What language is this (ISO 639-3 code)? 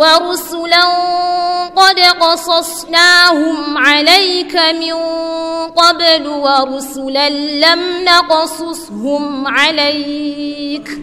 ara